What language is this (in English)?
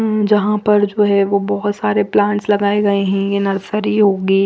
Hindi